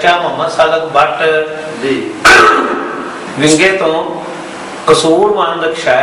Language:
Persian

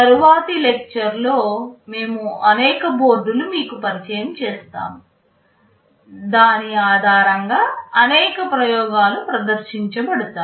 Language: Telugu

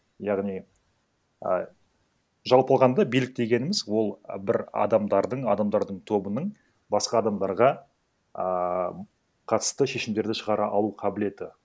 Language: Kazakh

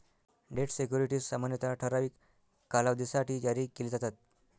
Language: Marathi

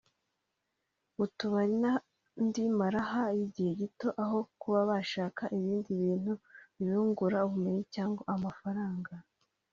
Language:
Kinyarwanda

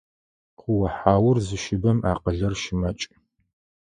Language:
Adyghe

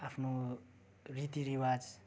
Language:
Nepali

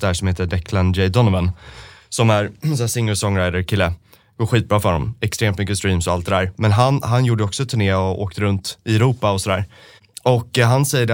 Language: Swedish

